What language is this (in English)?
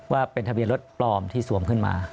Thai